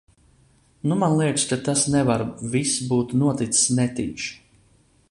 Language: Latvian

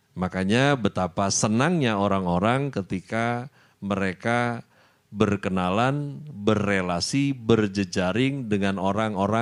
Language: Indonesian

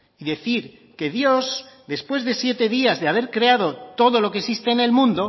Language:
Spanish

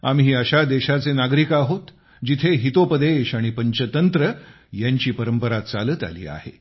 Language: Marathi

